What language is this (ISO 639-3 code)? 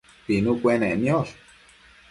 mcf